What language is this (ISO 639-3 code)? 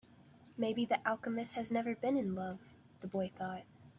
eng